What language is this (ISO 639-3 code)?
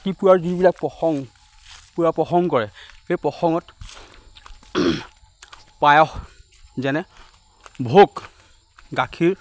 asm